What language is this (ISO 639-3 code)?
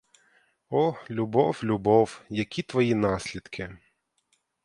ukr